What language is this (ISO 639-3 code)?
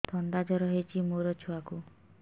ori